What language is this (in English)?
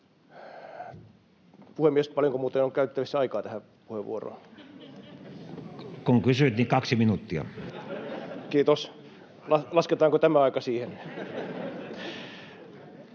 Finnish